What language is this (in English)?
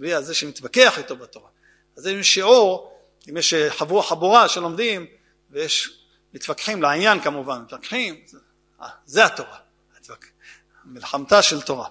Hebrew